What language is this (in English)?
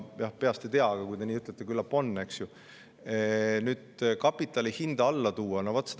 Estonian